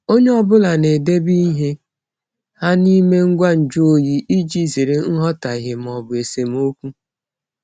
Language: Igbo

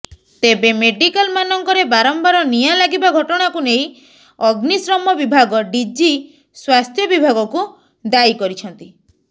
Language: Odia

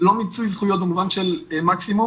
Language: Hebrew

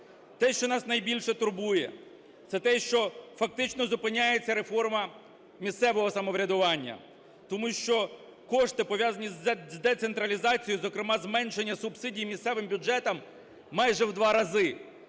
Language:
Ukrainian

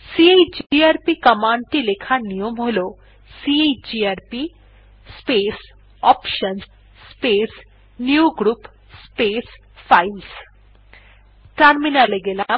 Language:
Bangla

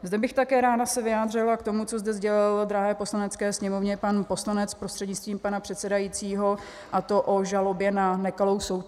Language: Czech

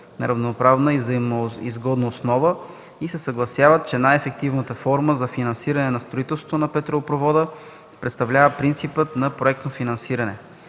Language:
Bulgarian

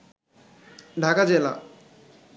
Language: Bangla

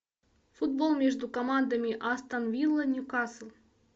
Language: Russian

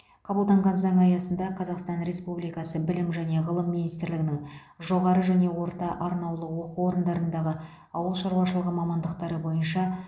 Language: Kazakh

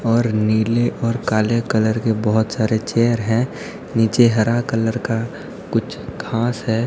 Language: Hindi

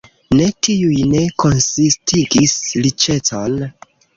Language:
Esperanto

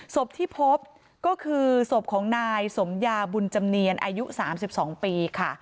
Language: Thai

